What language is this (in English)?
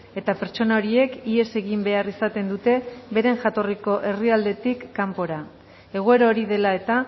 Basque